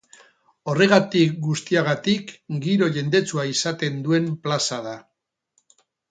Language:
Basque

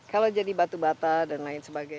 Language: Indonesian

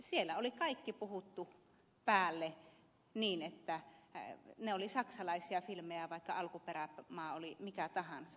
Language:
Finnish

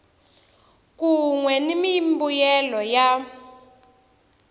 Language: Tsonga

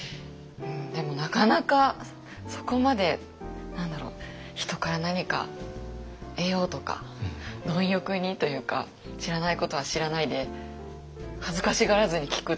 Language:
Japanese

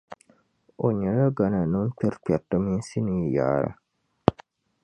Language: Dagbani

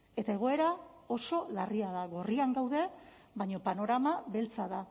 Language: Basque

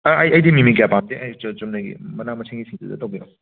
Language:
Manipuri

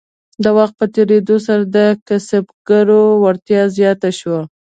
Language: Pashto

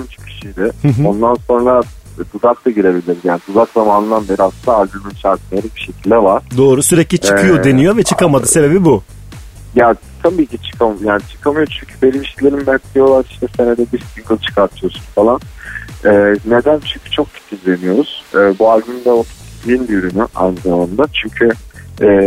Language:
Turkish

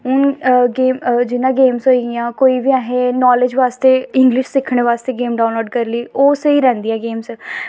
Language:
Dogri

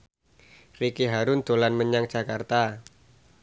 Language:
Javanese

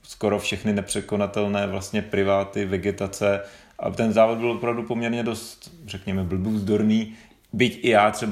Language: Czech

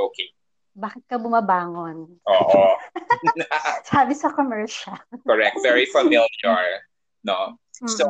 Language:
Filipino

